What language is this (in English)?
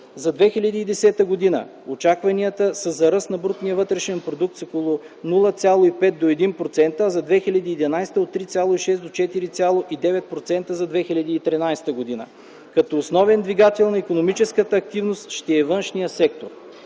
Bulgarian